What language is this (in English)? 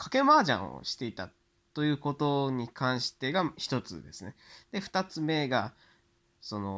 Japanese